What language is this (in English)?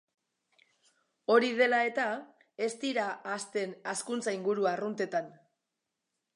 Basque